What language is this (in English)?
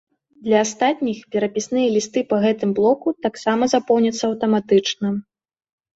Belarusian